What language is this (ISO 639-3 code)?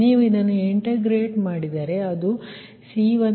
kan